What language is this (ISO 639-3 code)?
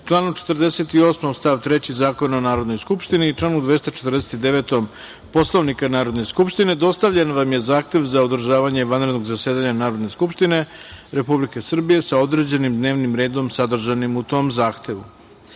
srp